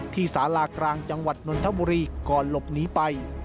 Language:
Thai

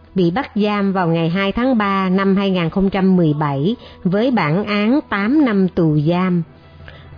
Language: Vietnamese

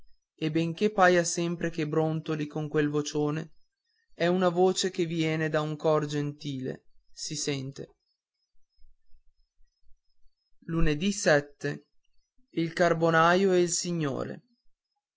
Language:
Italian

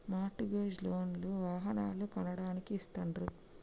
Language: Telugu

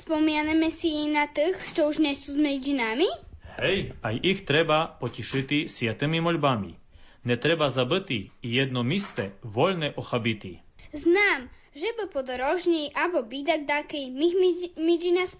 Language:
Slovak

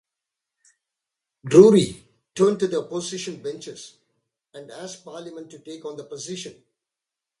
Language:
English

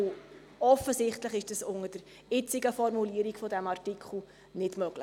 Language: Swiss German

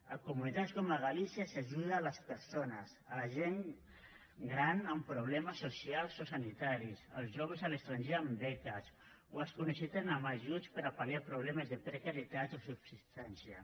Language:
Catalan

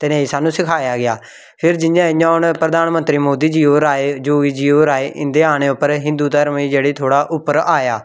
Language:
Dogri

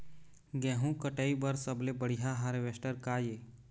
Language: Chhattisgarhi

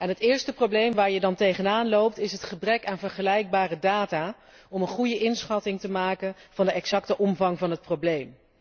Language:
Dutch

